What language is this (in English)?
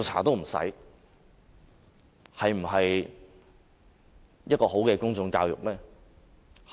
Cantonese